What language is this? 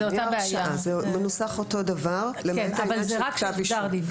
Hebrew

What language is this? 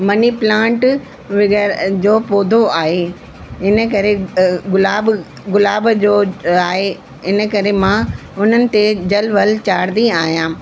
Sindhi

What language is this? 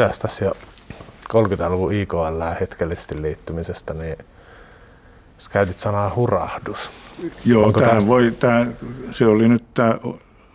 Finnish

